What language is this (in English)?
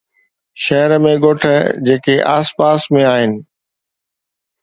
Sindhi